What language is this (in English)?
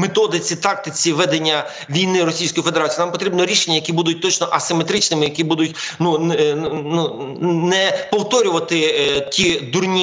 Ukrainian